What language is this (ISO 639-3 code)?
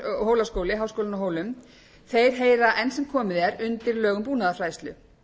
isl